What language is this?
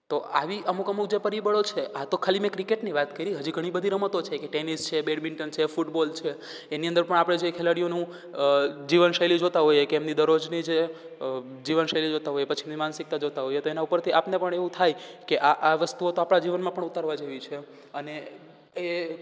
Gujarati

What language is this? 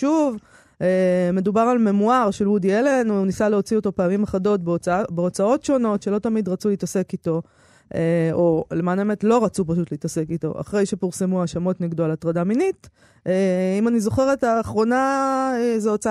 Hebrew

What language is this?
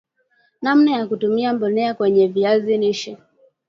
Swahili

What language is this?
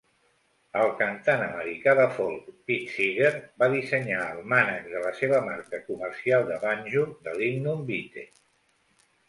Catalan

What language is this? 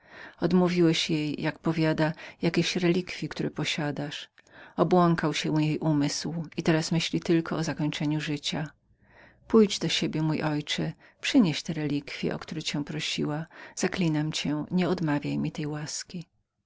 Polish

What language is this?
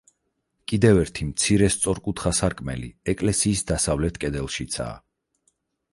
Georgian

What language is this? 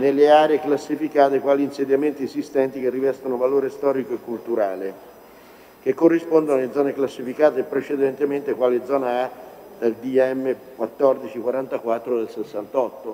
Italian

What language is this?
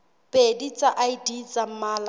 Southern Sotho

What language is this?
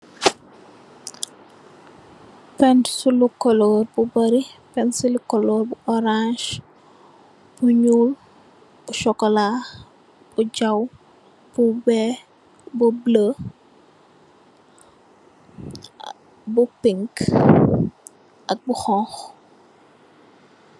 Wolof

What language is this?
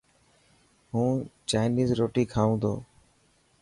Dhatki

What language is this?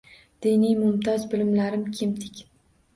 Uzbek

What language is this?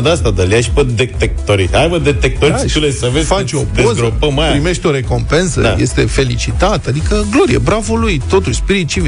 Romanian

